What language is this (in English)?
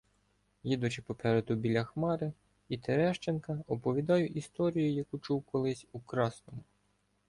Ukrainian